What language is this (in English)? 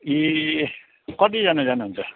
Nepali